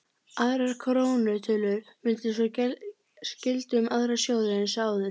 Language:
Icelandic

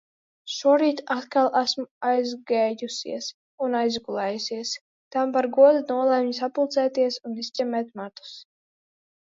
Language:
Latvian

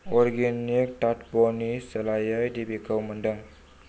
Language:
Bodo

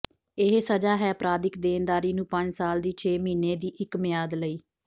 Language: Punjabi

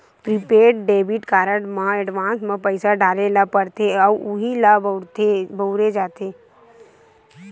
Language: Chhattisgarhi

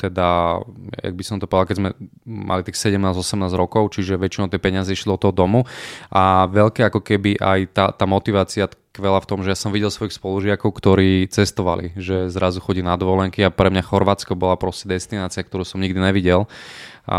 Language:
Slovak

